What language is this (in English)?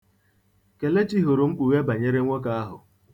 Igbo